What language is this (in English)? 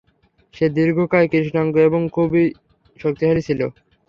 Bangla